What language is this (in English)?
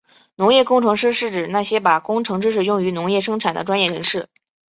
Chinese